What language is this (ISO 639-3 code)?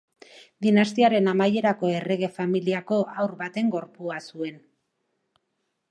eus